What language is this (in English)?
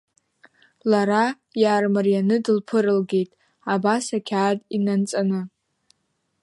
Abkhazian